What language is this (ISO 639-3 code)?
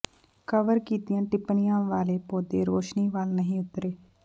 pan